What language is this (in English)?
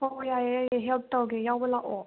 Manipuri